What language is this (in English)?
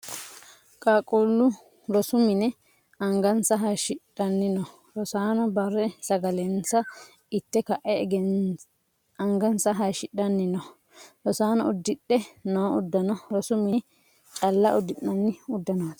Sidamo